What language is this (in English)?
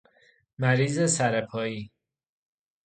Persian